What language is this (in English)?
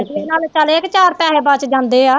Punjabi